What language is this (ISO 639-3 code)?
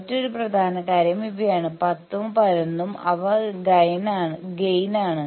mal